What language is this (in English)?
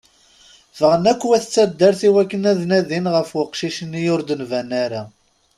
Kabyle